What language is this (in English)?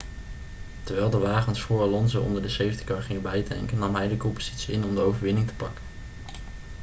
Dutch